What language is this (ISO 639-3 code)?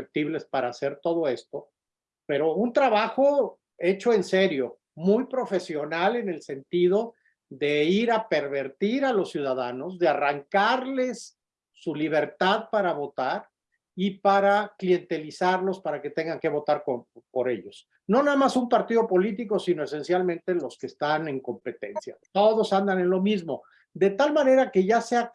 spa